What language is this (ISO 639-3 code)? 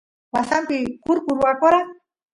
qus